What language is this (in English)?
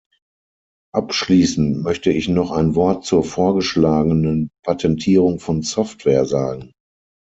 German